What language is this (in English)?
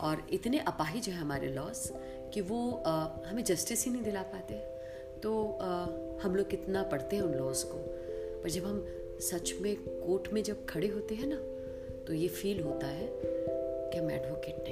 Hindi